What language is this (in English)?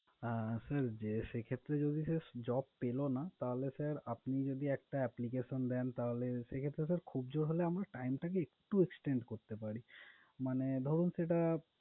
Bangla